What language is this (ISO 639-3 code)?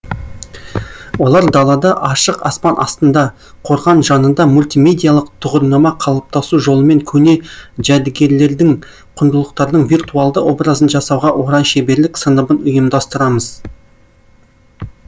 kaz